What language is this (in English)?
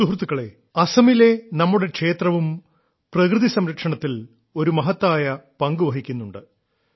Malayalam